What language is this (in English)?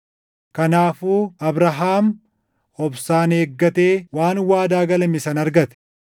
Oromo